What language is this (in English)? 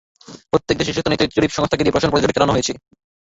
Bangla